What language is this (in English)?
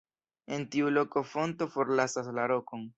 Esperanto